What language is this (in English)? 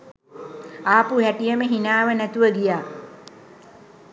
Sinhala